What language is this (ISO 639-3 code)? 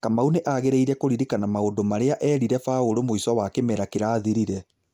kik